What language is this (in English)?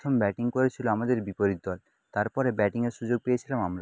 Bangla